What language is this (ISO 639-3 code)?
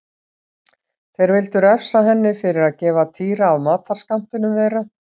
isl